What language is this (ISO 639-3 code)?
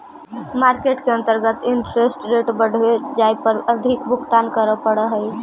mag